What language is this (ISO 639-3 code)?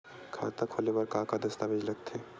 hne